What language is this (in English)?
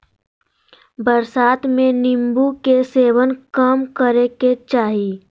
Magahi